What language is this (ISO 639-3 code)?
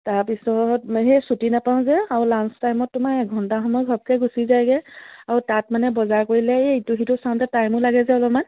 asm